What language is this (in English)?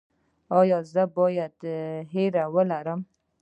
Pashto